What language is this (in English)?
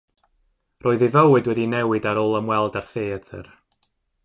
Welsh